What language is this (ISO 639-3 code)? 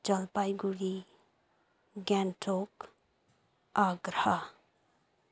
nep